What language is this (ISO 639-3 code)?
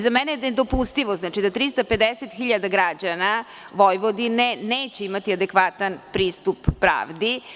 srp